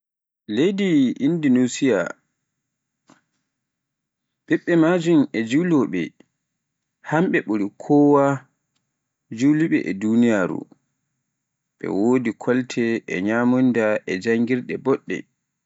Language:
Pular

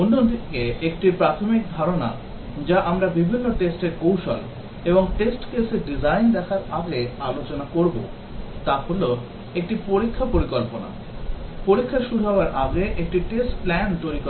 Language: Bangla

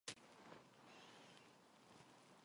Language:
Korean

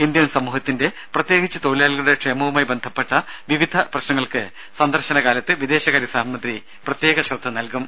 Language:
Malayalam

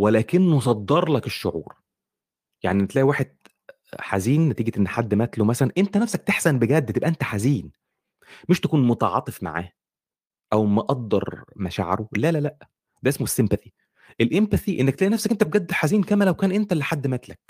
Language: Arabic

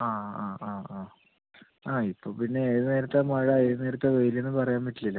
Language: Malayalam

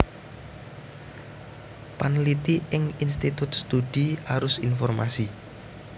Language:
Javanese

